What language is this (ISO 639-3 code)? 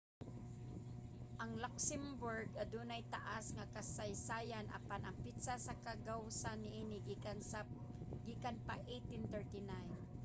ceb